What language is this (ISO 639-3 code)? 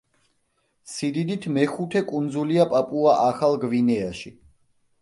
kat